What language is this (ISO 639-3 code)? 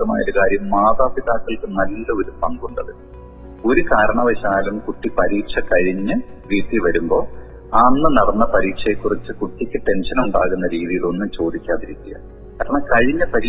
mal